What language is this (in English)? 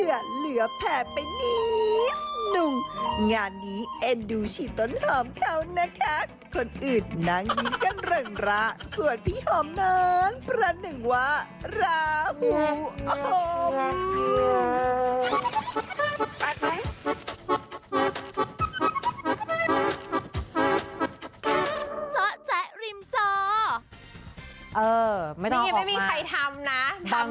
Thai